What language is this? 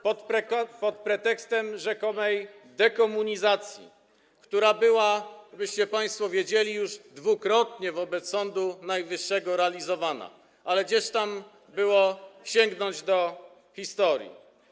Polish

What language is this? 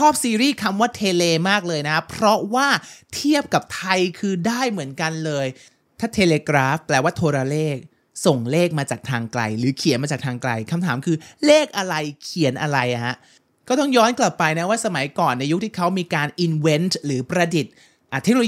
Thai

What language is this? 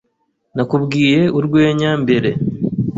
Kinyarwanda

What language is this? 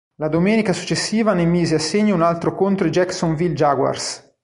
Italian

